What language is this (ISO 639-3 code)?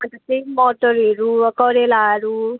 nep